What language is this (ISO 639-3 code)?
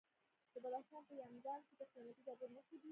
pus